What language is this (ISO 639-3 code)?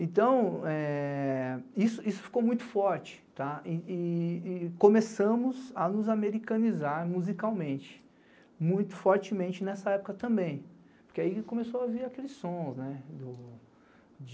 por